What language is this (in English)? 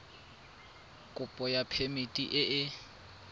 Tswana